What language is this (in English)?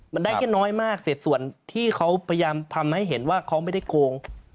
Thai